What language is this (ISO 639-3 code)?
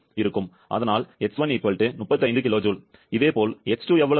tam